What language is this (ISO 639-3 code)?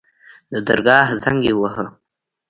pus